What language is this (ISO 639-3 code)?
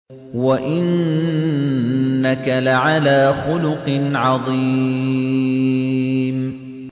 ara